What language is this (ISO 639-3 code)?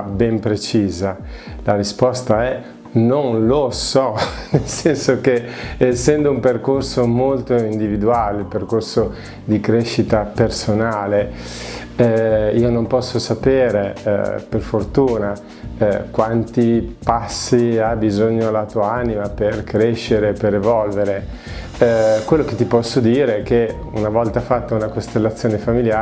ita